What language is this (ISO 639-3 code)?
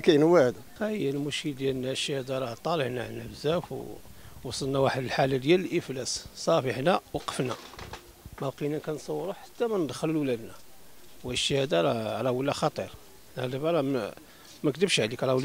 ara